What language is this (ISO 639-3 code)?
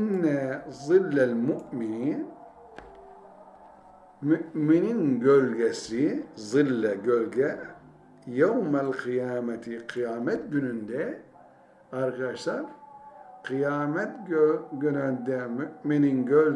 tur